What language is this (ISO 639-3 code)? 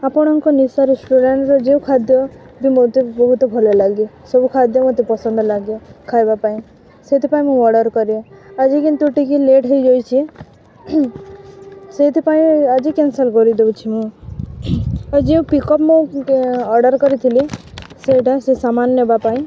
ori